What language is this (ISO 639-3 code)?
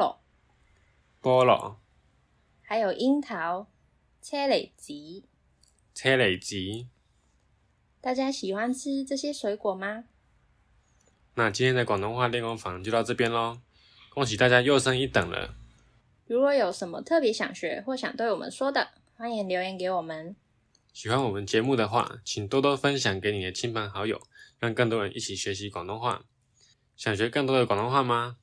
zho